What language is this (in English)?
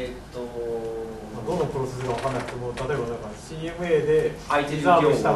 Japanese